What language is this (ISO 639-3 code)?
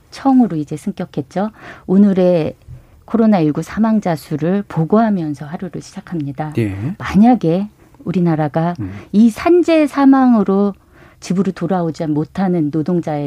kor